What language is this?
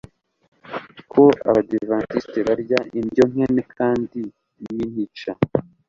Kinyarwanda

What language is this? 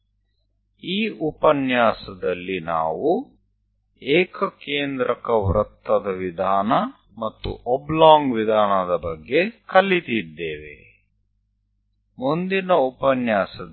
Gujarati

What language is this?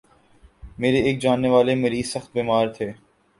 Urdu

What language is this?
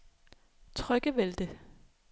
Danish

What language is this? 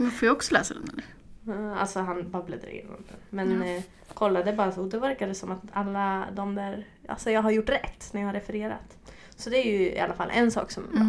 Swedish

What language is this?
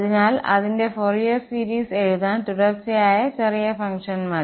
Malayalam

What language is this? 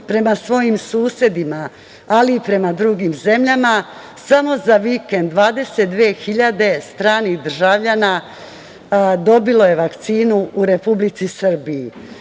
Serbian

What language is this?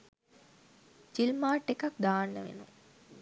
Sinhala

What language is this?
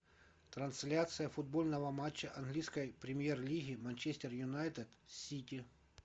Russian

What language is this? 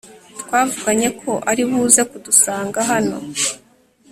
Kinyarwanda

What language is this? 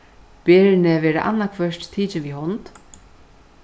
Faroese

